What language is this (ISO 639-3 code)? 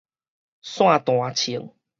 nan